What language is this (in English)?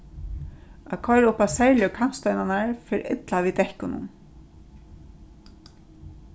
Faroese